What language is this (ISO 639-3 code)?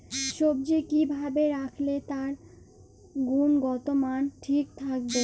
ben